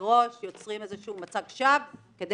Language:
Hebrew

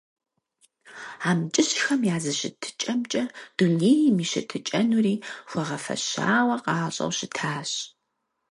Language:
Kabardian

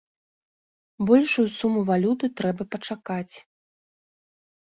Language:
Belarusian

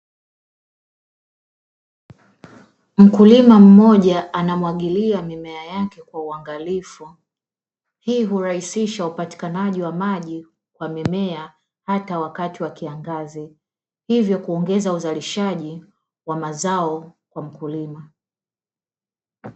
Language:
Swahili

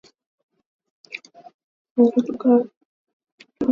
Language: Swahili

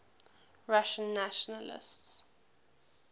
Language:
English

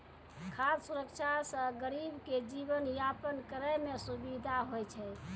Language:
Maithili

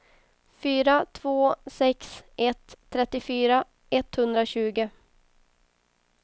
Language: Swedish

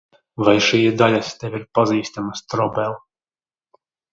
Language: Latvian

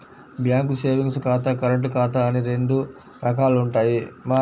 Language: Telugu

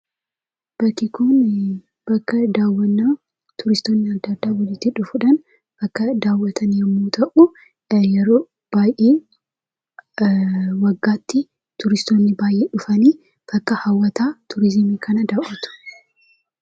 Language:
Oromo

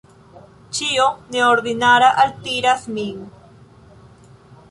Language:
Esperanto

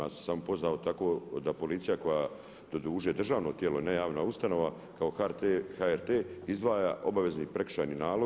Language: Croatian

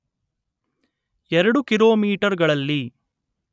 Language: Kannada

